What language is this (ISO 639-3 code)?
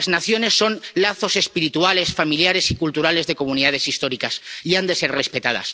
spa